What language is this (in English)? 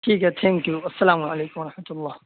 Urdu